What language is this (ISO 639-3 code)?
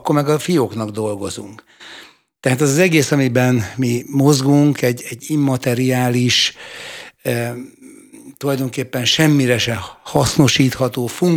hun